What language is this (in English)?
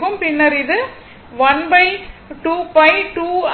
Tamil